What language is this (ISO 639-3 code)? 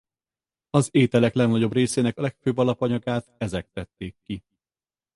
hun